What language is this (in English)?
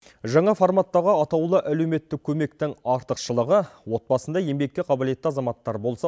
Kazakh